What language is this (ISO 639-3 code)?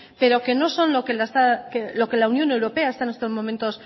spa